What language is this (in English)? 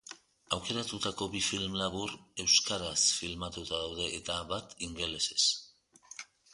Basque